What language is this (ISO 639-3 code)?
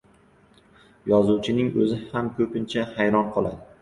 uzb